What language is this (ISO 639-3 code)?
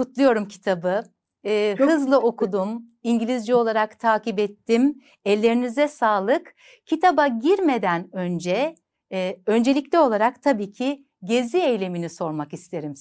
tur